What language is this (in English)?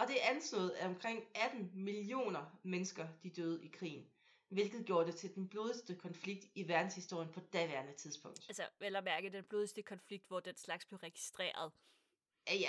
Danish